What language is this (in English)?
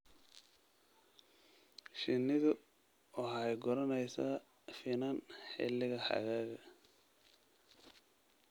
Somali